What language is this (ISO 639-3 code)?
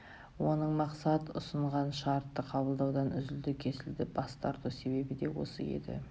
kaz